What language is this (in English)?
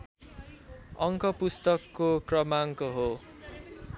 Nepali